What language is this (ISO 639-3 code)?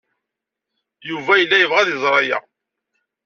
kab